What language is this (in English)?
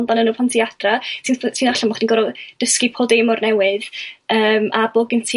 Welsh